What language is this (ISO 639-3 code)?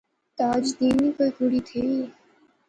phr